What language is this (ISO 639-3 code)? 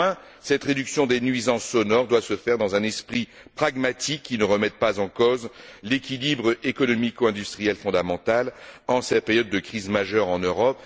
fra